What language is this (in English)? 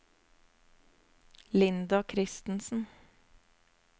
Norwegian